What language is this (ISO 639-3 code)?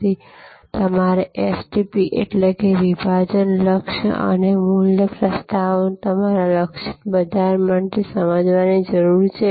guj